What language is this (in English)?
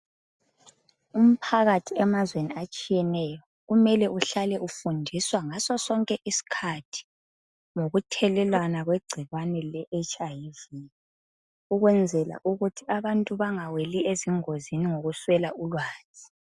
North Ndebele